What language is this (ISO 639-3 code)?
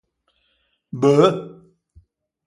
lij